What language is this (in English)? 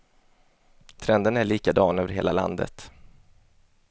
Swedish